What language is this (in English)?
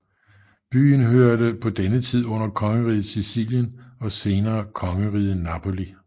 Danish